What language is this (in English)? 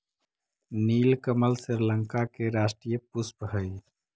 Magahi